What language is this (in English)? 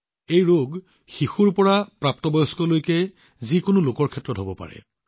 Assamese